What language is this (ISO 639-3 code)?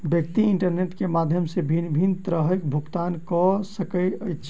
mai